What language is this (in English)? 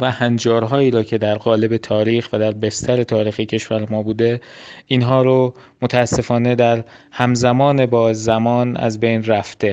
Persian